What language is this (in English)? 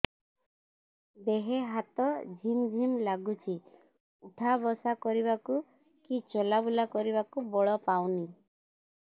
Odia